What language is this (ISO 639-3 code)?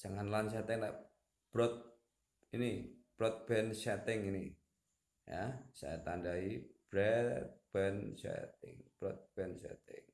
ind